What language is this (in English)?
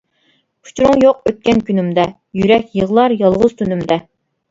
Uyghur